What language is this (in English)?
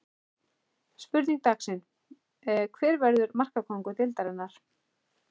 Icelandic